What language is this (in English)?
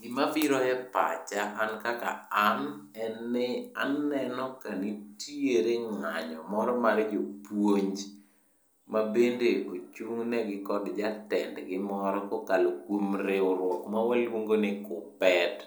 Luo (Kenya and Tanzania)